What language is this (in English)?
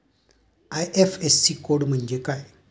Marathi